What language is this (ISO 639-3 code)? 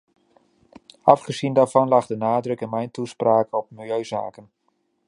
nld